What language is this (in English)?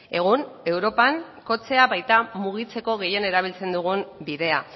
Basque